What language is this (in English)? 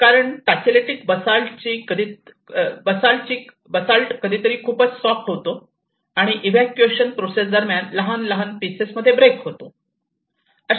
Marathi